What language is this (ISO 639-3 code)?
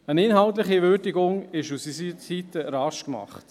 gsw